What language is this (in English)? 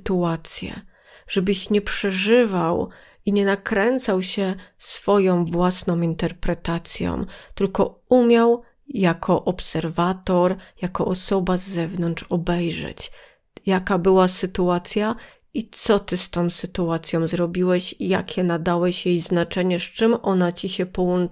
Polish